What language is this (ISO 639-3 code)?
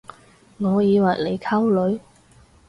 yue